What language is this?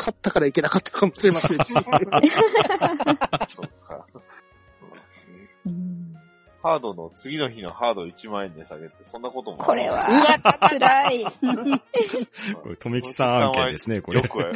Japanese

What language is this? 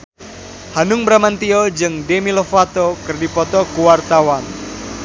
Sundanese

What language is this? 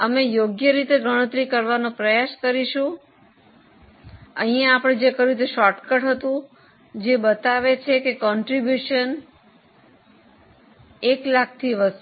Gujarati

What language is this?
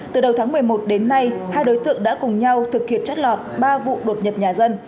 Vietnamese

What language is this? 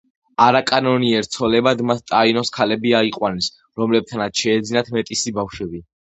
Georgian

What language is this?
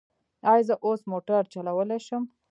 Pashto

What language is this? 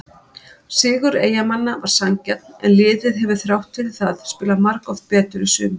Icelandic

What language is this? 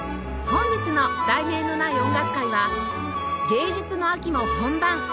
Japanese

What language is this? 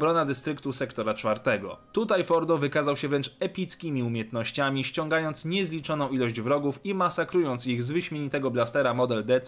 Polish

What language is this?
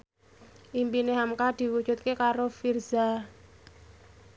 Javanese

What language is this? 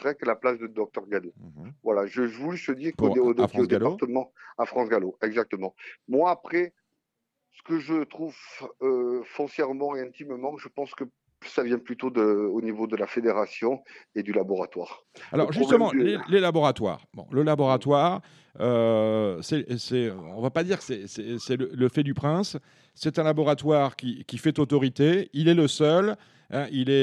French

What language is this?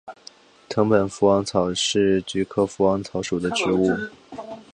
Chinese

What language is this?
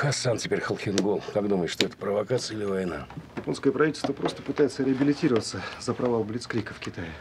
Russian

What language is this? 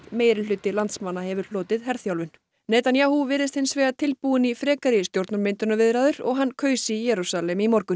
Icelandic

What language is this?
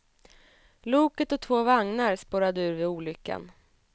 Swedish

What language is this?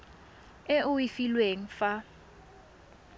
Tswana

